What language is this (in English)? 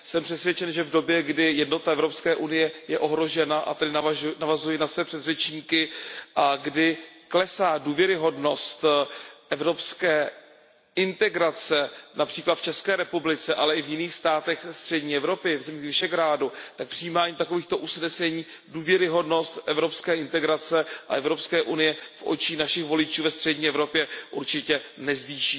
Czech